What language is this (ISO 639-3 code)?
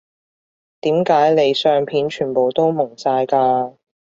yue